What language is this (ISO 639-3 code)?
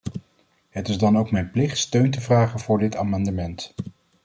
nld